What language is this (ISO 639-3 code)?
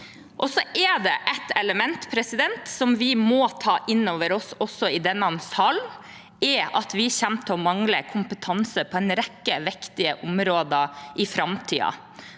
nor